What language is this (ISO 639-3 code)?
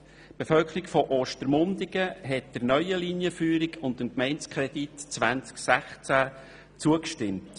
gsw